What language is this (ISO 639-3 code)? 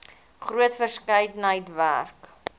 afr